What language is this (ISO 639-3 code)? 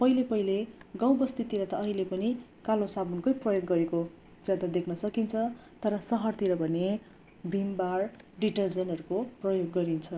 nep